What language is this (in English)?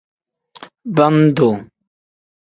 Tem